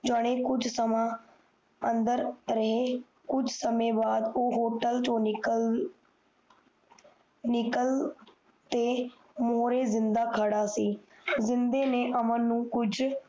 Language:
Punjabi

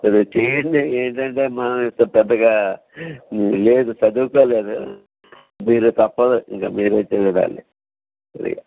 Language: Telugu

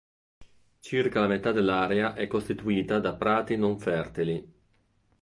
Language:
Italian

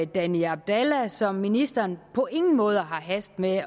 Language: Danish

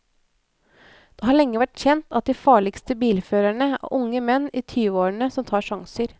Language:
Norwegian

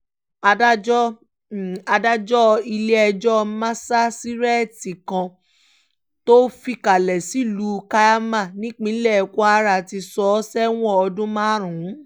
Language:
Yoruba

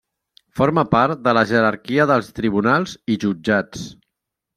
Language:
Catalan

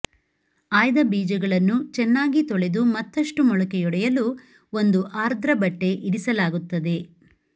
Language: Kannada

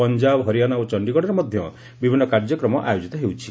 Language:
Odia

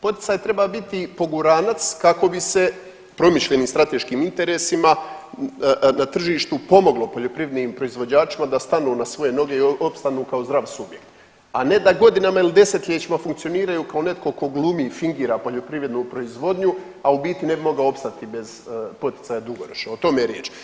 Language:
Croatian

